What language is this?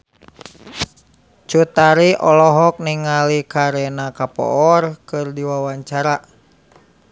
Sundanese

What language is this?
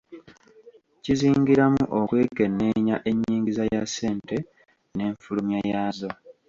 Ganda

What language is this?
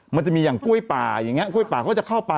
Thai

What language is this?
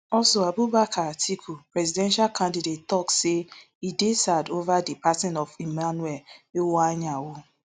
Nigerian Pidgin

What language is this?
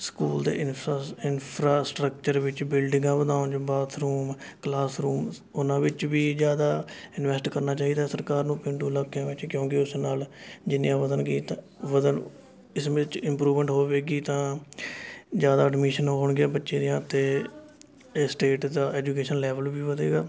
Punjabi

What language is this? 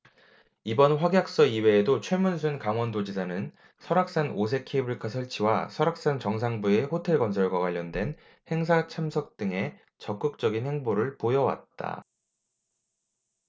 Korean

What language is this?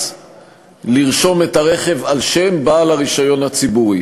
Hebrew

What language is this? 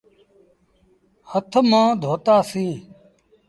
Sindhi Bhil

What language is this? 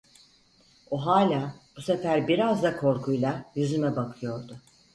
Turkish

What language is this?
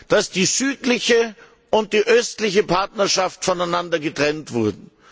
German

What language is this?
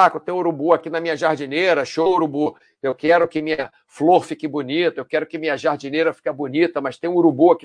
Portuguese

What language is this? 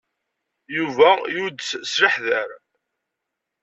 Kabyle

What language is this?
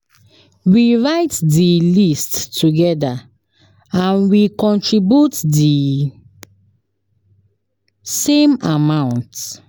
Nigerian Pidgin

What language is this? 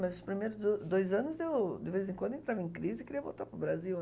Portuguese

